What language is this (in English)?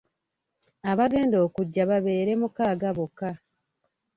Ganda